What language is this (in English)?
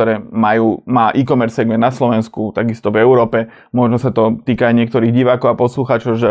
Slovak